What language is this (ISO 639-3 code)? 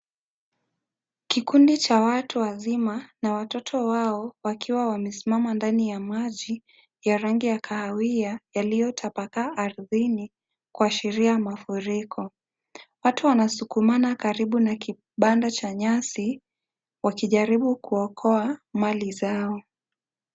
swa